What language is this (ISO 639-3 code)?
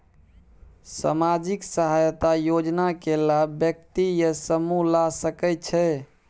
mai